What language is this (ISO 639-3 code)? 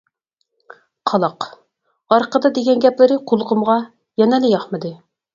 uig